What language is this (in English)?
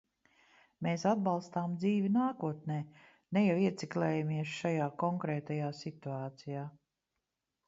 Latvian